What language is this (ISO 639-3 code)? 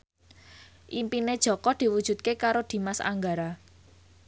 jav